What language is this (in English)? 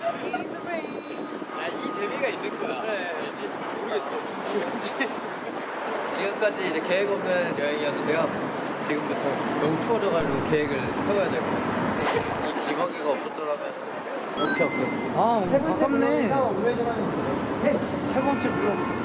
Korean